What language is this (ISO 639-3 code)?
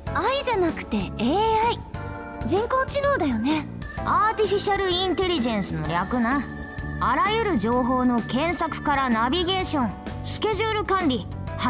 jpn